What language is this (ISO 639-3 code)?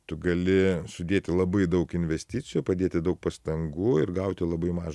lit